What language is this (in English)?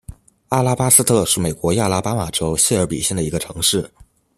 Chinese